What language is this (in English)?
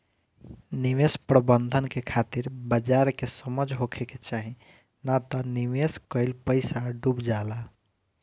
Bhojpuri